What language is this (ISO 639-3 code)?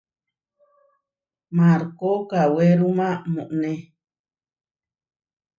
var